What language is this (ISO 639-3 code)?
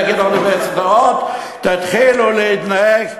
heb